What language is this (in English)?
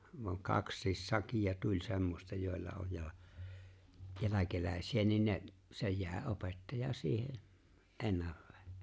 Finnish